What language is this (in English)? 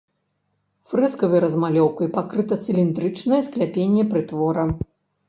Belarusian